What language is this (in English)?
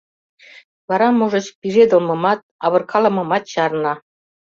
Mari